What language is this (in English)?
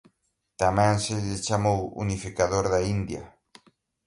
Galician